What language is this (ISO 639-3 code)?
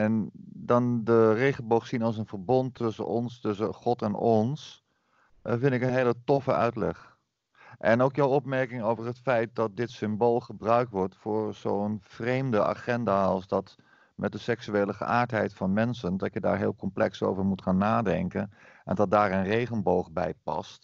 nld